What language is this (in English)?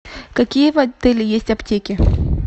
Russian